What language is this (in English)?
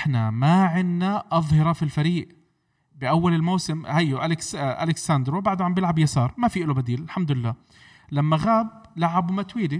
Arabic